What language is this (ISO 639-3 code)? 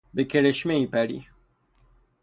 fas